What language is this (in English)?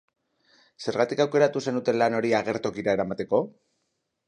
Basque